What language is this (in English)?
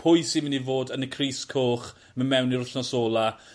Welsh